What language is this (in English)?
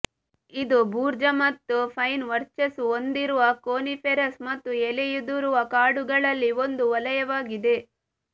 Kannada